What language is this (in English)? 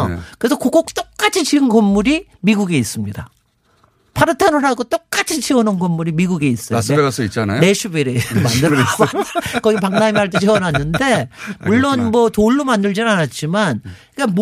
Korean